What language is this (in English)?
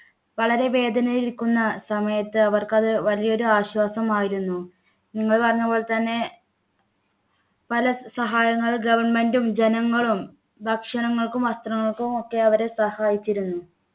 Malayalam